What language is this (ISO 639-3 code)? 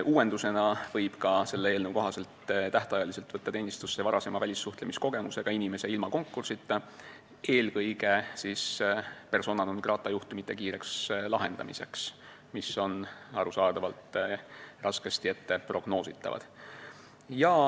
est